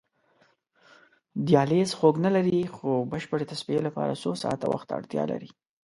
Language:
Pashto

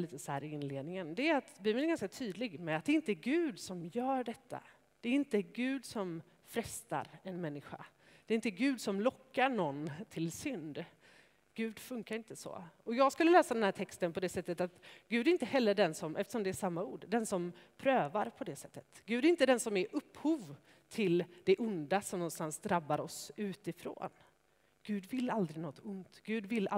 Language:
Swedish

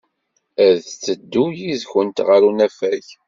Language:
Kabyle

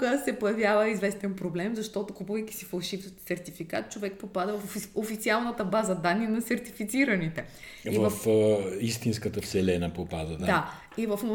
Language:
Bulgarian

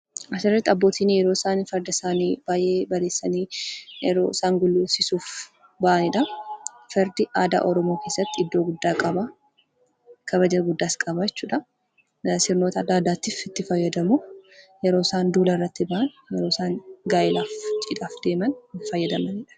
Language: Oromo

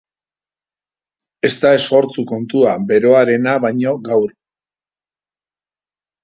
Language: Basque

